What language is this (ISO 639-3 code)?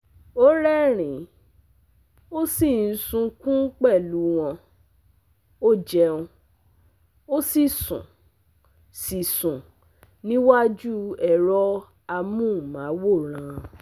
yor